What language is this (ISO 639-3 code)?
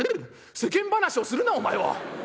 jpn